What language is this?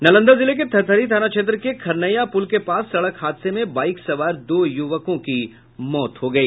Hindi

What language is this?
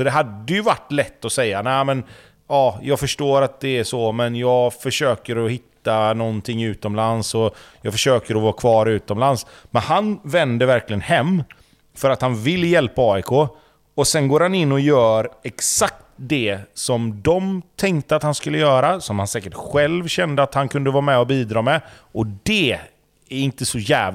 Swedish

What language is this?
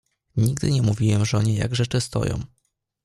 Polish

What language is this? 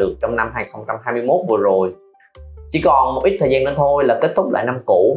Vietnamese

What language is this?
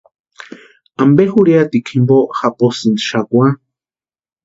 Western Highland Purepecha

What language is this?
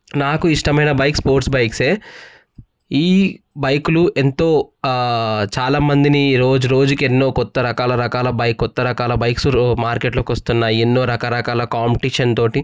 Telugu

